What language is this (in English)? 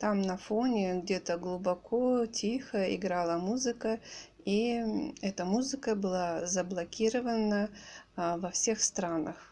Russian